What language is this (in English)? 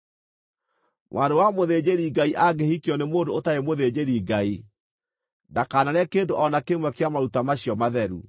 Kikuyu